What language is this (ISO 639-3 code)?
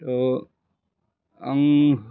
brx